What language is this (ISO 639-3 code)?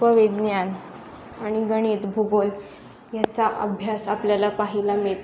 mar